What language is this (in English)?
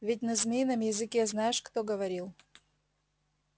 Russian